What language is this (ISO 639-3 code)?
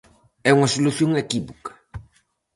glg